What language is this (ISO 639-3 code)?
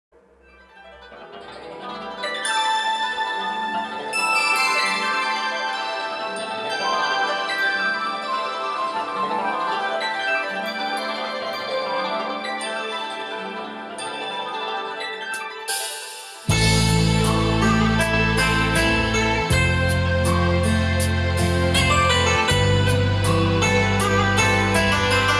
vie